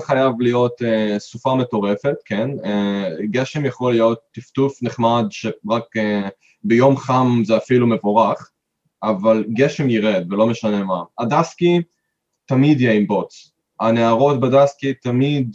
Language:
Hebrew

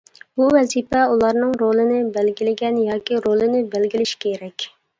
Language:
Uyghur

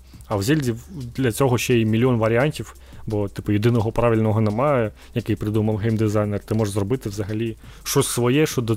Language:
Ukrainian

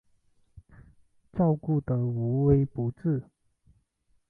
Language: Chinese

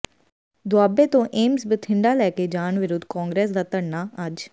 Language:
Punjabi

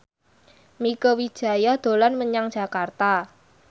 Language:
Javanese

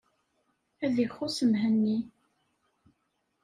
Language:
Kabyle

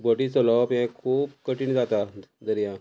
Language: Konkani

